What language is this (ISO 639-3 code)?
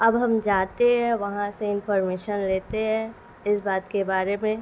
urd